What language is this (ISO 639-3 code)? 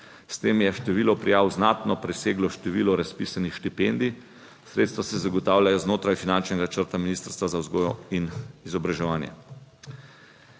slv